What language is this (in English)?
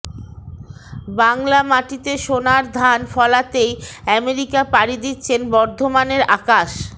Bangla